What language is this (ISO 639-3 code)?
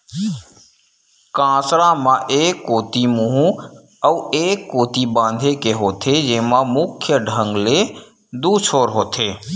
hne